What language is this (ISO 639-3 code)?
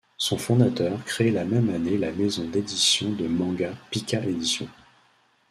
fra